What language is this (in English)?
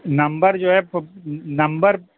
Urdu